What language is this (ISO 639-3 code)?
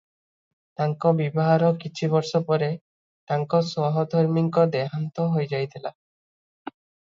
ori